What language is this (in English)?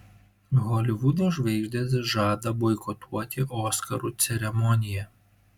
Lithuanian